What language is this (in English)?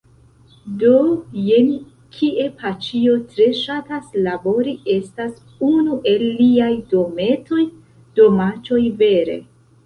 Esperanto